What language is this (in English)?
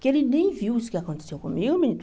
Portuguese